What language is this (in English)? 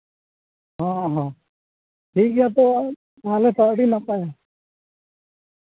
Santali